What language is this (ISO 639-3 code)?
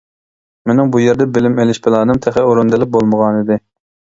uig